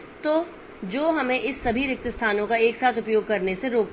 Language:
Hindi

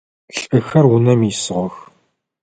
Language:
Adyghe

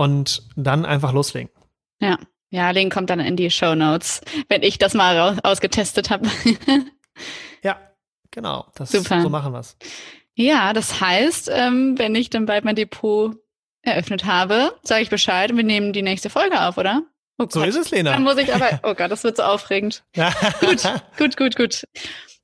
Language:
German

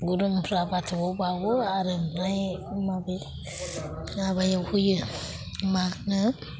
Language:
Bodo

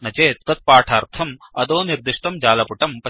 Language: Sanskrit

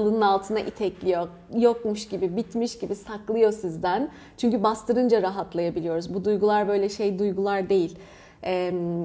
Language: Turkish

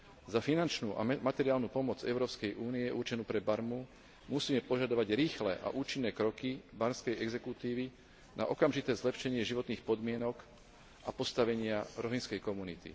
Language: Slovak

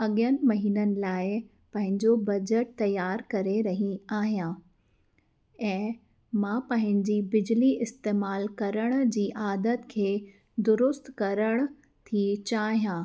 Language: Sindhi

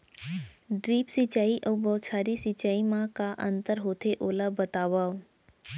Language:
Chhattisgarhi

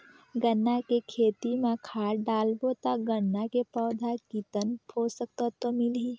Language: Chhattisgarhi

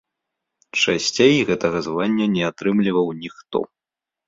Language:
Belarusian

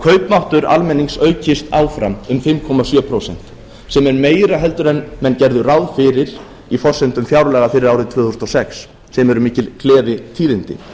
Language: Icelandic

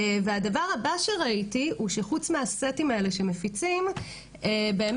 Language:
Hebrew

